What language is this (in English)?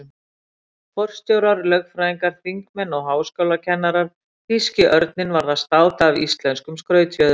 Icelandic